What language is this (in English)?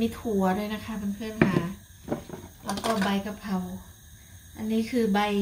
Thai